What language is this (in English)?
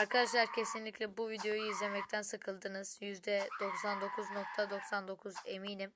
Turkish